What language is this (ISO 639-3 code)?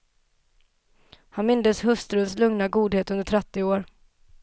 swe